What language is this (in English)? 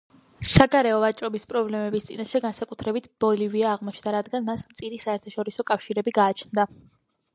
Georgian